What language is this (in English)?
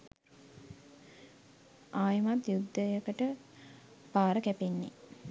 Sinhala